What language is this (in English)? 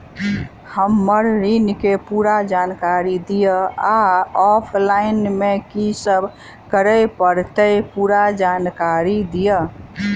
Maithili